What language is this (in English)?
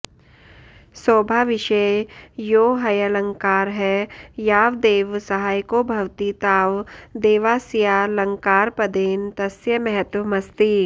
Sanskrit